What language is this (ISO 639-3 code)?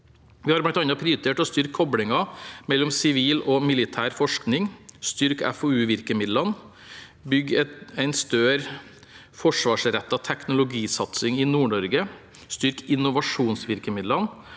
nor